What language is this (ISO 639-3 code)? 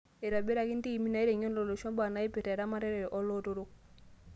mas